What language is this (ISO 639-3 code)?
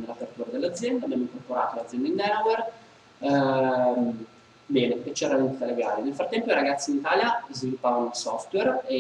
ita